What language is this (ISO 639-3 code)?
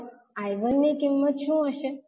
guj